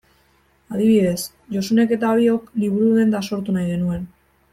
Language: Basque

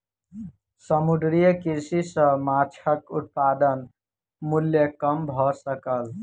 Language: Maithili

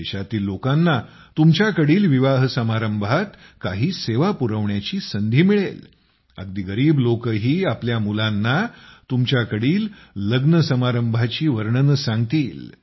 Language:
Marathi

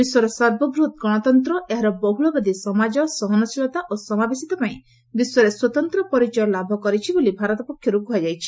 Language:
Odia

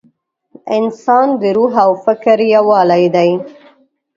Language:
Pashto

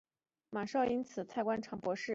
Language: Chinese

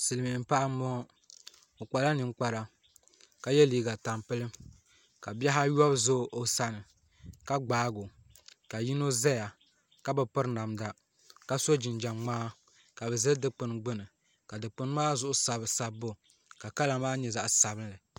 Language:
Dagbani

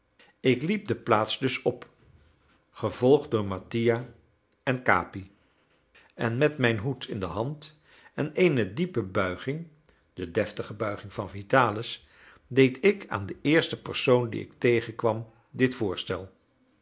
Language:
Dutch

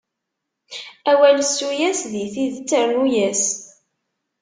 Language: Kabyle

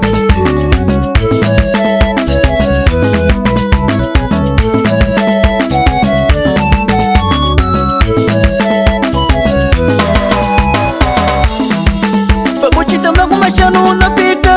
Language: Romanian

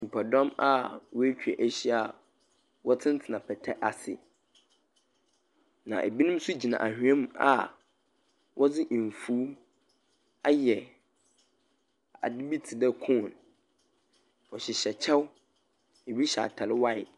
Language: Akan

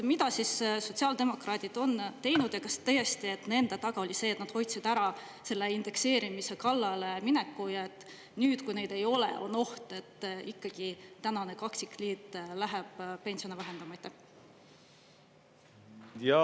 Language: Estonian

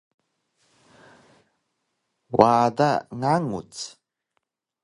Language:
Taroko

